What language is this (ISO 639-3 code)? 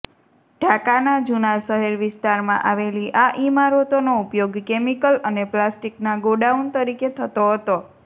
guj